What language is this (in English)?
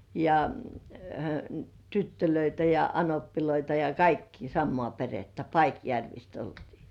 Finnish